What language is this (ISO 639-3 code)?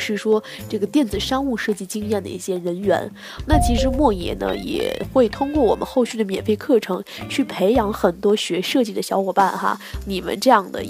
zho